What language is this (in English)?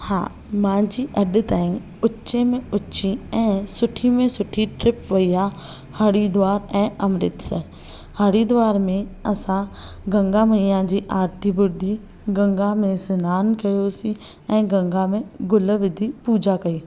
Sindhi